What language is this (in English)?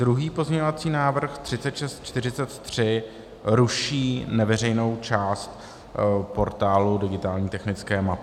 Czech